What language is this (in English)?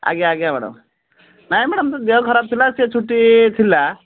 Odia